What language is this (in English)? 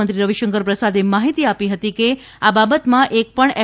Gujarati